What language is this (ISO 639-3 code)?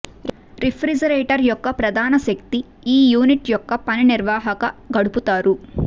tel